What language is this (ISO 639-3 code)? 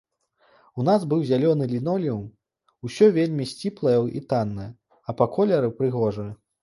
bel